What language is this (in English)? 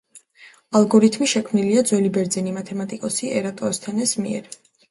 Georgian